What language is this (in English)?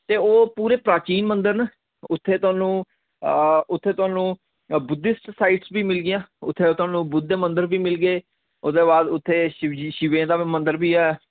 Dogri